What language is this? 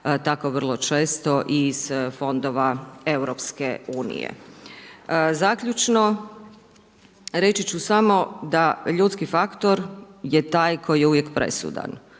Croatian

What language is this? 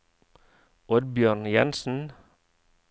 Norwegian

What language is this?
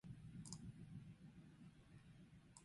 Basque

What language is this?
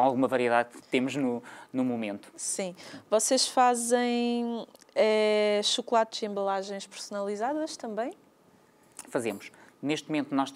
Portuguese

